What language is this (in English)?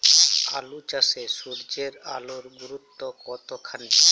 Bangla